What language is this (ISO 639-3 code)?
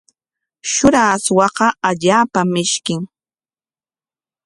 qwa